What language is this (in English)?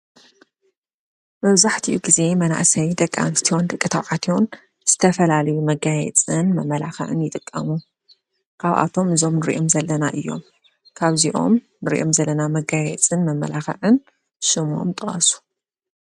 Tigrinya